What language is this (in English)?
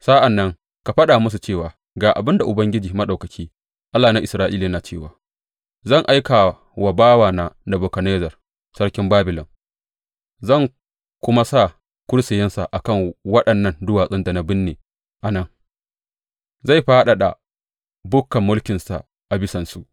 Hausa